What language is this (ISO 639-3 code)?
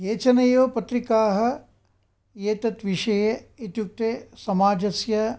san